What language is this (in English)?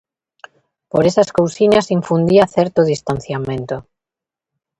Galician